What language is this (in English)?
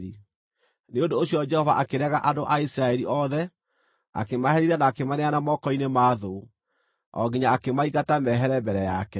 Kikuyu